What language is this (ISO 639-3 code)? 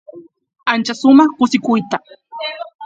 qus